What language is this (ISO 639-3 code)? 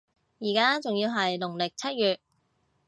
yue